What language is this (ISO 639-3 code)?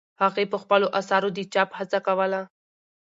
pus